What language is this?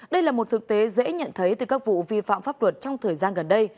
Vietnamese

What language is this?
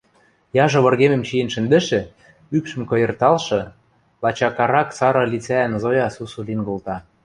Western Mari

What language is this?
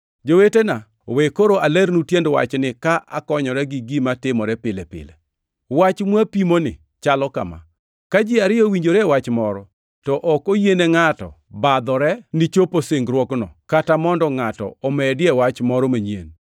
Luo (Kenya and Tanzania)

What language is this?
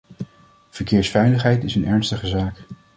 Dutch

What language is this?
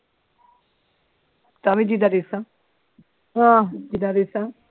Punjabi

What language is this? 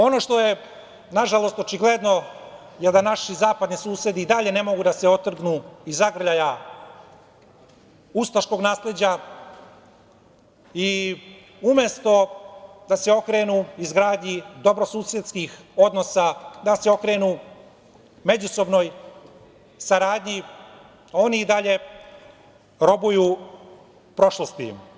Serbian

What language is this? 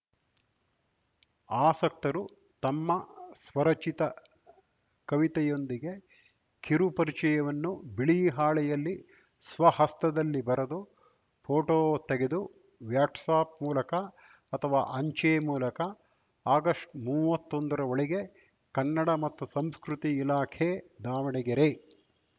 Kannada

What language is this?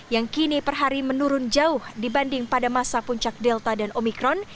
Indonesian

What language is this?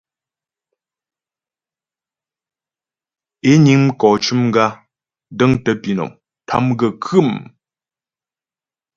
Ghomala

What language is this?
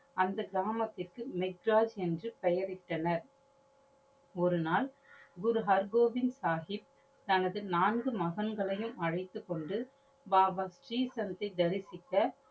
Tamil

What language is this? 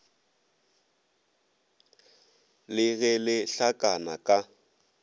Northern Sotho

